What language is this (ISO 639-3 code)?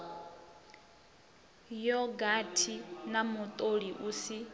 ven